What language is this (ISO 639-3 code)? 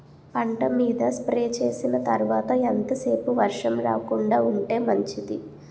tel